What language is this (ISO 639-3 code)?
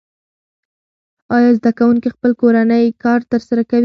pus